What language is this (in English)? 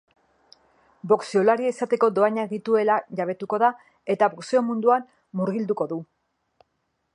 Basque